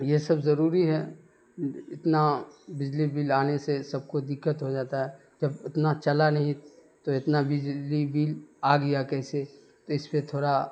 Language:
Urdu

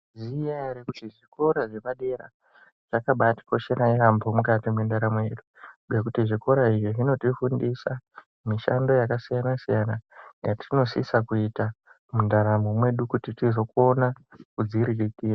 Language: Ndau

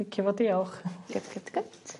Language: Welsh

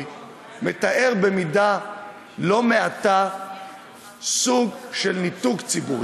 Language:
Hebrew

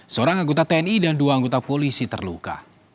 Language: Indonesian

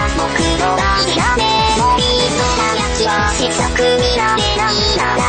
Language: Slovak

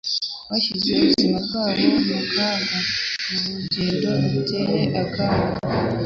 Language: Kinyarwanda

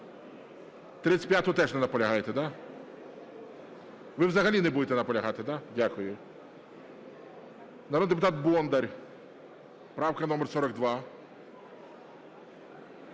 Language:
Ukrainian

